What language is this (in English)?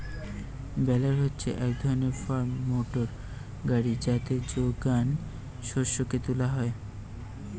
Bangla